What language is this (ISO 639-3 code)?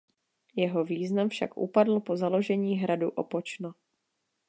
ces